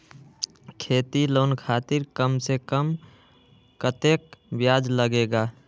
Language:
Magahi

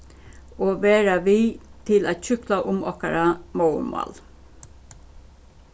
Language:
Faroese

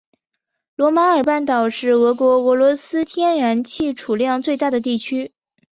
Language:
Chinese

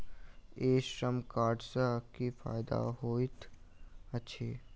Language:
Maithili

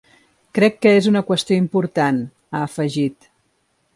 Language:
Catalan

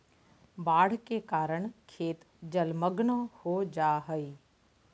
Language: Magahi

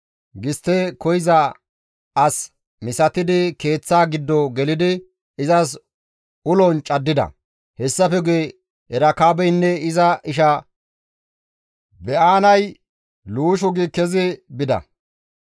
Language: Gamo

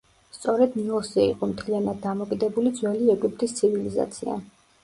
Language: Georgian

